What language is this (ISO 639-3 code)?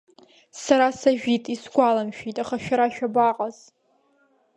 abk